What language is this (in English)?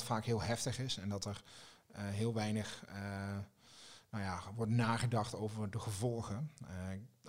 Dutch